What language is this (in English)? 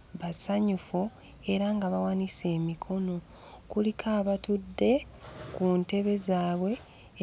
Ganda